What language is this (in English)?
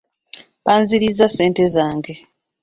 Ganda